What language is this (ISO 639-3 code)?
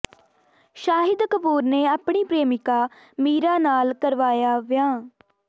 pan